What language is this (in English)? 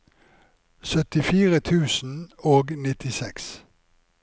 Norwegian